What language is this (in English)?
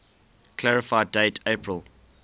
English